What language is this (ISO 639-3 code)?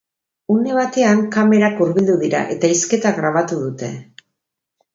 eus